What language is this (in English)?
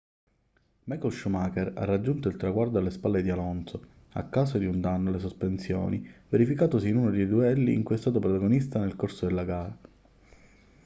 Italian